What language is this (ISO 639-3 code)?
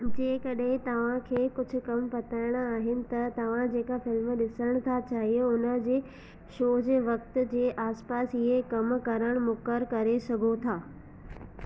snd